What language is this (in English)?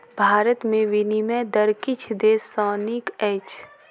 Maithili